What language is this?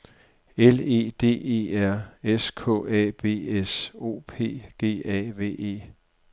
Danish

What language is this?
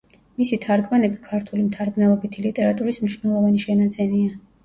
Georgian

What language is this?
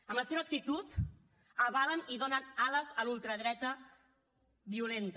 Catalan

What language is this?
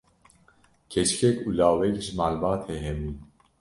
Kurdish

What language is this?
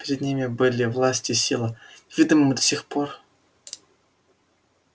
Russian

